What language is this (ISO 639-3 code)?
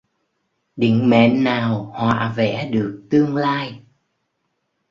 vie